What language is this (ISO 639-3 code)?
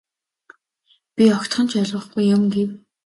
mon